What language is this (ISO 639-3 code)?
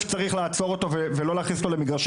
heb